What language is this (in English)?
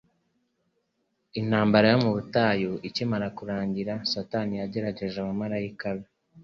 Kinyarwanda